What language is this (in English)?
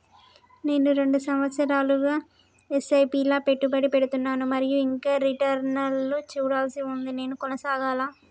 Telugu